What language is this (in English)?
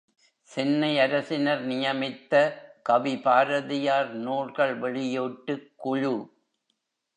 Tamil